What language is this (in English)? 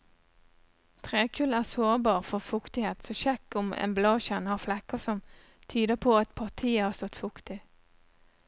Norwegian